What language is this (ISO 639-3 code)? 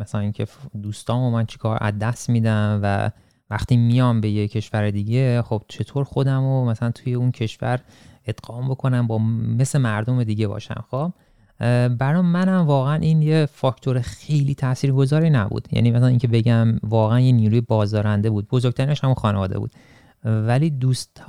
fas